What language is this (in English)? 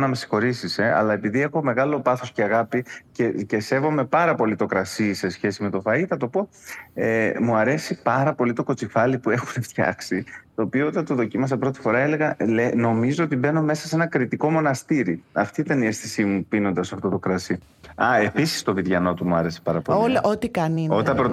Greek